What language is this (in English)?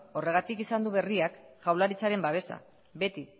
Basque